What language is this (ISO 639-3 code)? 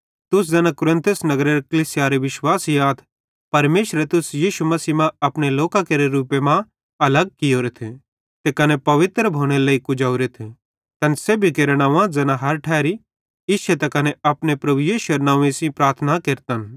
bhd